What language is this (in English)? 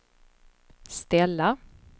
Swedish